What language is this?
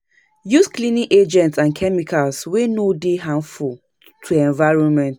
Nigerian Pidgin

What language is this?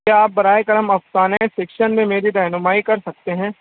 Urdu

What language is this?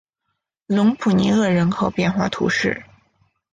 Chinese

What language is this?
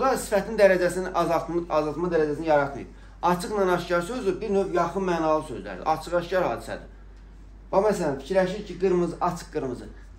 Turkish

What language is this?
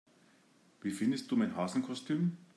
German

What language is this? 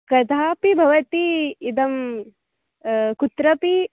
Sanskrit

